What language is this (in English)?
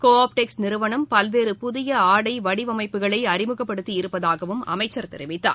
Tamil